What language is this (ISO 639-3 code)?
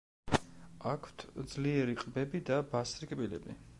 kat